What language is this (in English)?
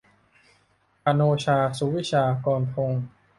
Thai